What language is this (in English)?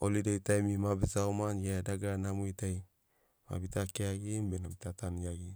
Sinaugoro